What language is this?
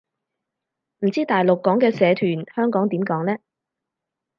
Cantonese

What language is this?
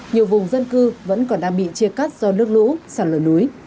Vietnamese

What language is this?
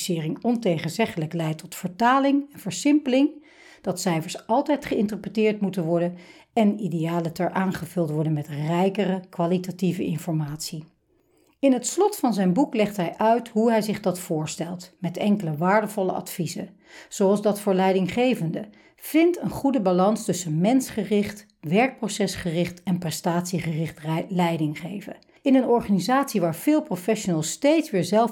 Dutch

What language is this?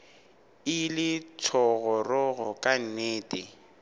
Northern Sotho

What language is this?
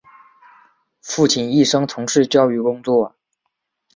Chinese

